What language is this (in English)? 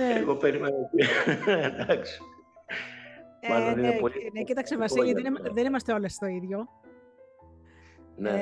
Greek